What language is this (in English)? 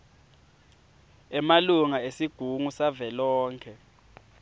Swati